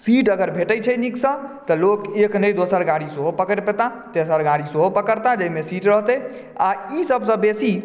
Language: Maithili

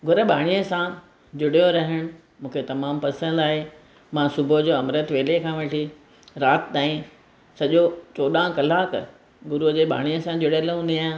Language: Sindhi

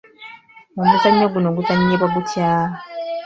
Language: Ganda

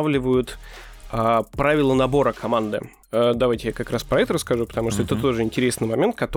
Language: Russian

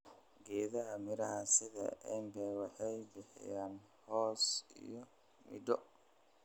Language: Somali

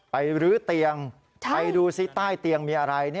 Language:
Thai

